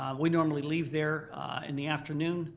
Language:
English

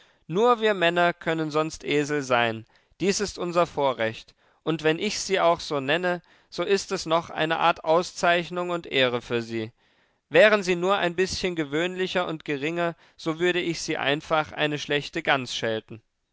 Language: German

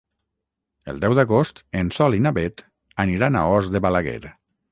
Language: Catalan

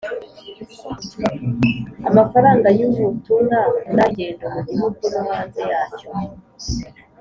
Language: Kinyarwanda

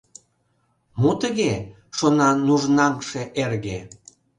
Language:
Mari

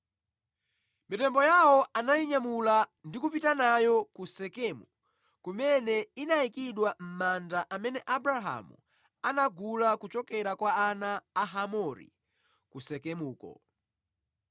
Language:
Nyanja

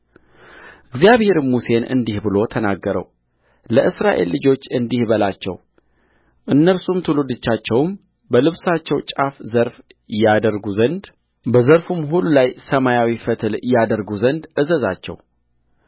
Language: Amharic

